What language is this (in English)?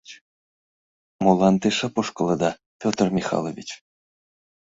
Mari